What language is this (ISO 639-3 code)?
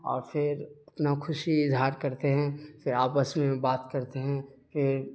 urd